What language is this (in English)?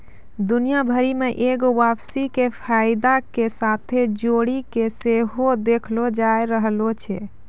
Maithili